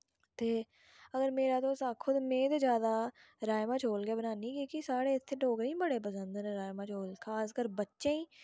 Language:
Dogri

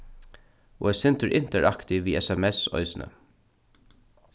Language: Faroese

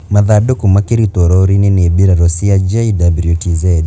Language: Kikuyu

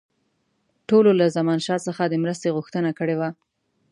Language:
Pashto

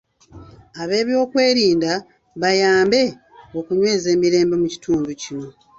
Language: Ganda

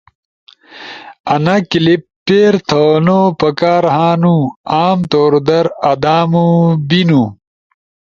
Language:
Ushojo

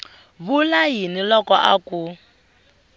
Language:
Tsonga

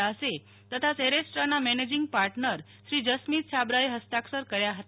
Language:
Gujarati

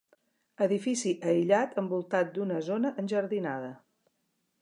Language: Catalan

